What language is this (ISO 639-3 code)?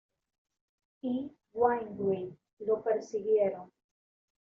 spa